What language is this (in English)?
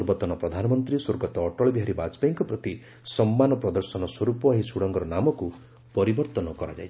Odia